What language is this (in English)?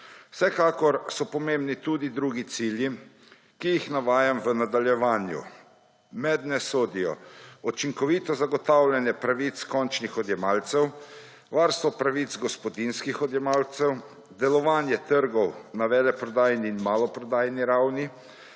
Slovenian